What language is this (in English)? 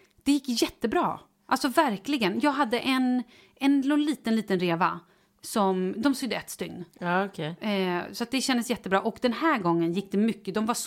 Swedish